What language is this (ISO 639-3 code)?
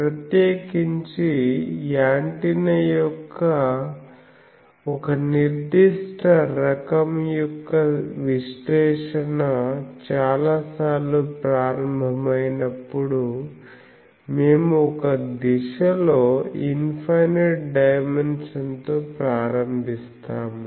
tel